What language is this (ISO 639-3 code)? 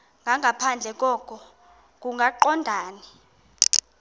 xho